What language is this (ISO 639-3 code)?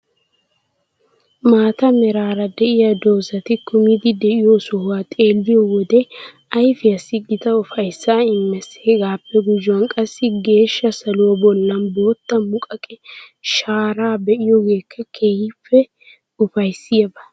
wal